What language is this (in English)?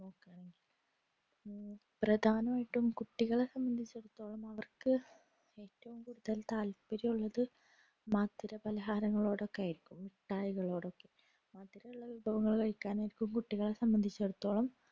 Malayalam